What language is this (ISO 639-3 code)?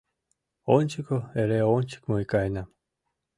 chm